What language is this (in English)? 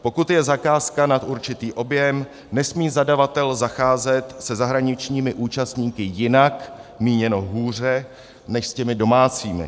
Czech